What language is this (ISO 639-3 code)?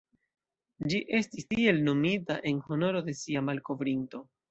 epo